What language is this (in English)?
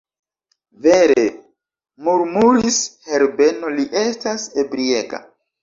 Esperanto